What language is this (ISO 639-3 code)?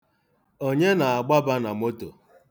ibo